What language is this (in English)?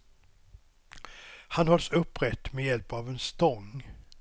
Swedish